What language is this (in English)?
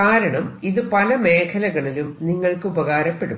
Malayalam